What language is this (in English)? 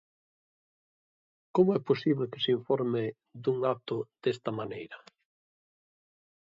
Galician